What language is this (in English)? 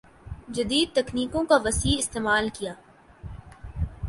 Urdu